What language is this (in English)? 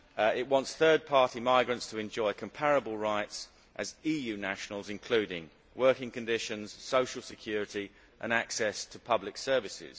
English